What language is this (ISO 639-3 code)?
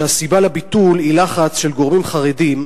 heb